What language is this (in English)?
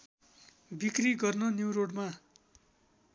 Nepali